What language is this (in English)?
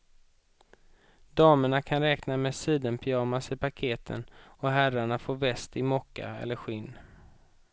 Swedish